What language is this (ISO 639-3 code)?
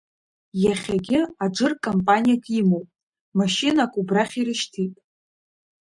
abk